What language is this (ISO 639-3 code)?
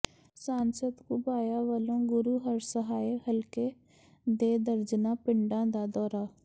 pan